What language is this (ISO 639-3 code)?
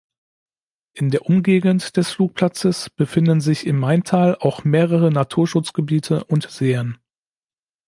deu